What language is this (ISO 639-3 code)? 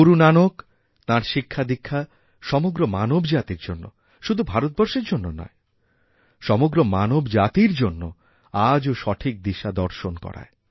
ben